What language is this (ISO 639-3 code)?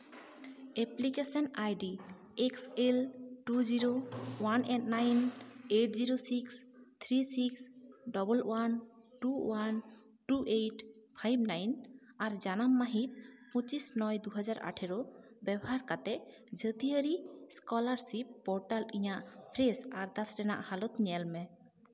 sat